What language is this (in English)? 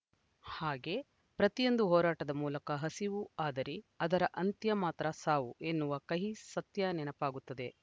Kannada